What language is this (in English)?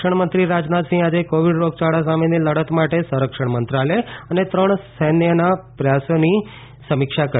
Gujarati